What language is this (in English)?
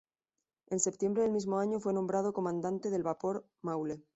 Spanish